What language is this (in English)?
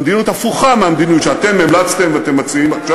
Hebrew